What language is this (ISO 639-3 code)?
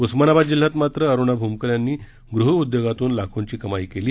mar